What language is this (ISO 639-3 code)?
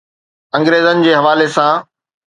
snd